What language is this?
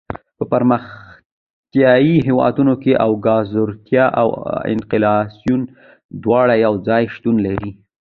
Pashto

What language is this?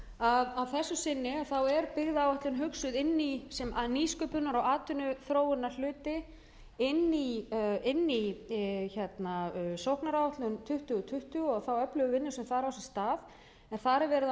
Icelandic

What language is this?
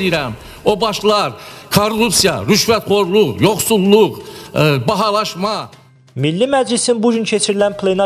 Turkish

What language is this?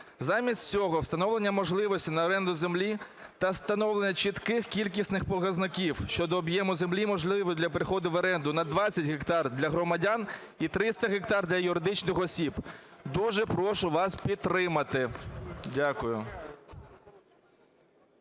Ukrainian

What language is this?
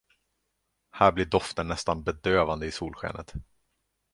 Swedish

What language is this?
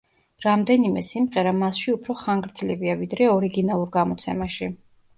Georgian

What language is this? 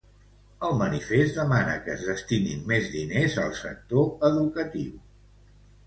Catalan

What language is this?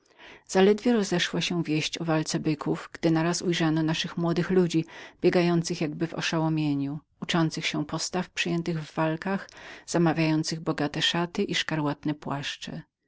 Polish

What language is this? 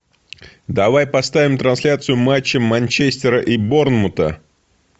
Russian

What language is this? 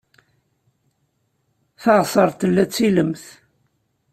Kabyle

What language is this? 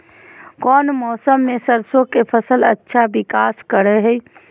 Magahi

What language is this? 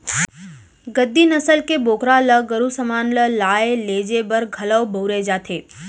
Chhattisgarhi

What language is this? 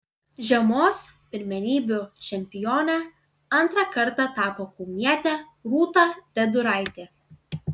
Lithuanian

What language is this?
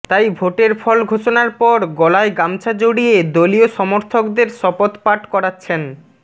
Bangla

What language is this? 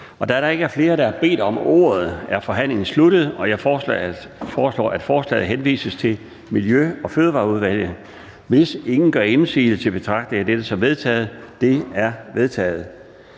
Danish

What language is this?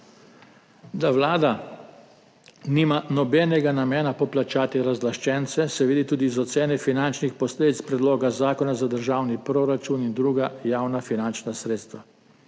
Slovenian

